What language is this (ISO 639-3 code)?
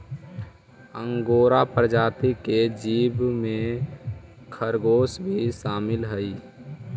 mag